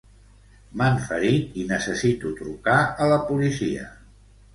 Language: Catalan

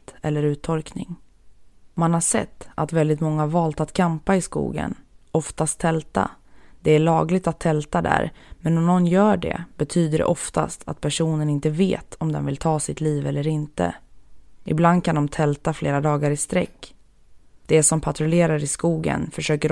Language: Swedish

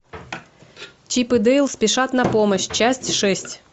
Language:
Russian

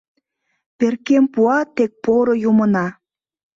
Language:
Mari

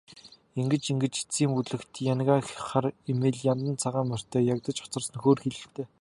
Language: Mongolian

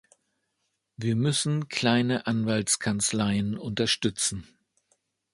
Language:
German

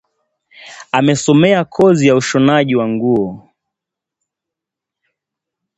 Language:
Swahili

